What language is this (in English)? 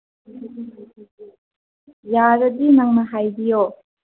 Manipuri